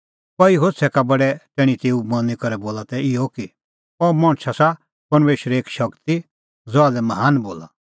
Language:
Kullu Pahari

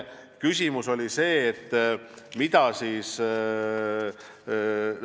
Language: Estonian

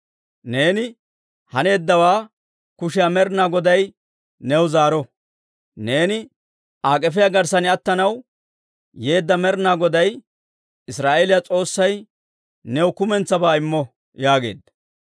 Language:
Dawro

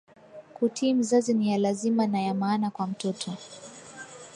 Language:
Swahili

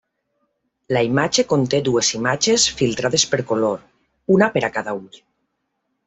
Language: Catalan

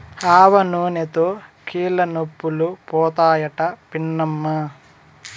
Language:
Telugu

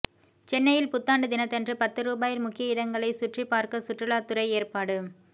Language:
Tamil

